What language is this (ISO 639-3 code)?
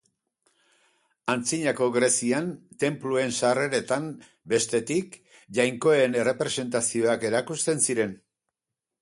eus